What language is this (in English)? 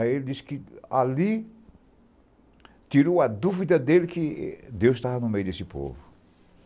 Portuguese